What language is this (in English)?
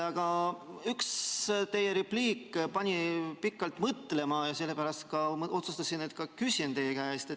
Estonian